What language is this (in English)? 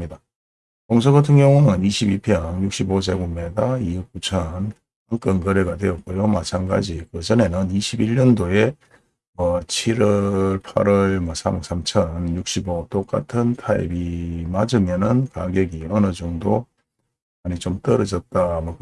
Korean